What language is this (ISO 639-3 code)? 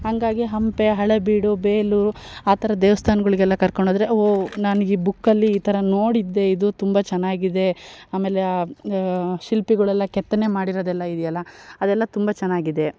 kan